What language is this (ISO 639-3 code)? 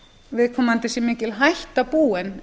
isl